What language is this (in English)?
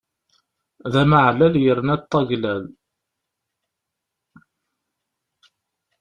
Kabyle